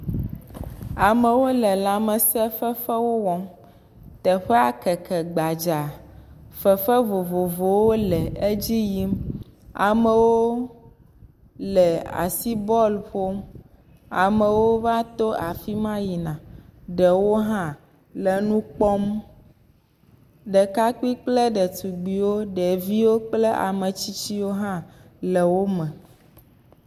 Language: Ewe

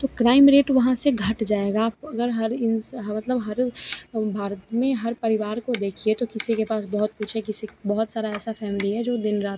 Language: Hindi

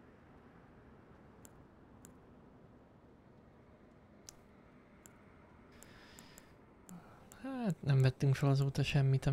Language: Hungarian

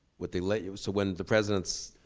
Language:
English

